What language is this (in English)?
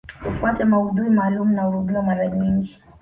Swahili